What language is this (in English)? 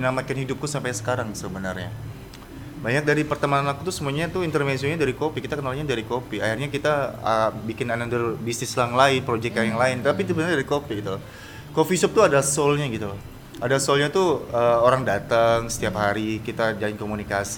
Indonesian